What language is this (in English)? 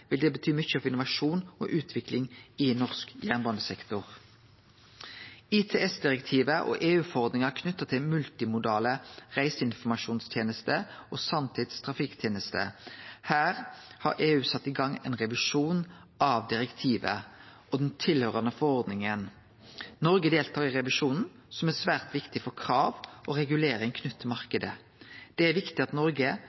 Norwegian Nynorsk